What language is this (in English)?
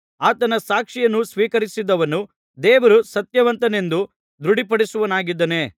Kannada